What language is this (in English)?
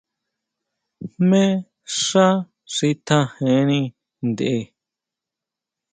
Huautla Mazatec